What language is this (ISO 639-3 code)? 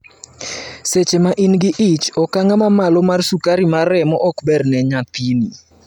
luo